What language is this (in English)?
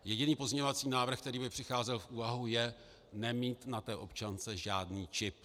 Czech